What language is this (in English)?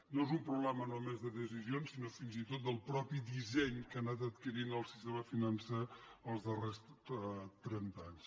Catalan